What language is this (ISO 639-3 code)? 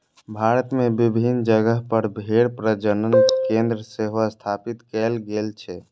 mai